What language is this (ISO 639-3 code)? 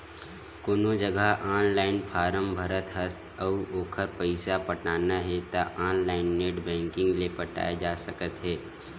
hne